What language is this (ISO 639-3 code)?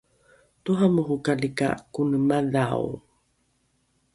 dru